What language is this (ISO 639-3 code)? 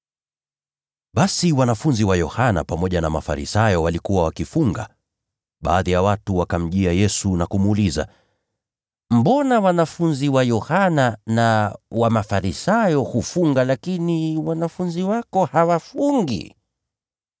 swa